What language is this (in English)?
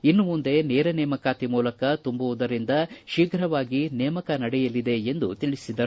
Kannada